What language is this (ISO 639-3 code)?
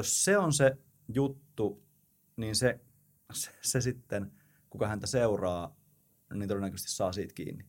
fin